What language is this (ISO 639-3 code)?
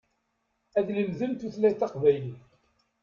kab